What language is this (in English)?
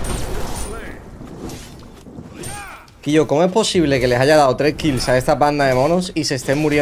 Spanish